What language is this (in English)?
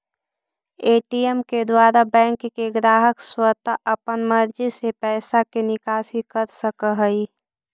Magahi